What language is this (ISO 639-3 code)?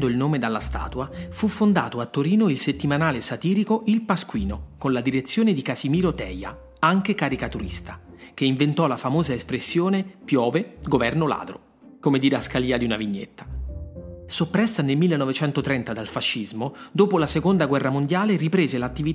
ita